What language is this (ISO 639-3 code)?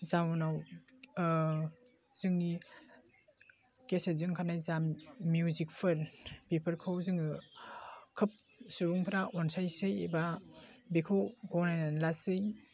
brx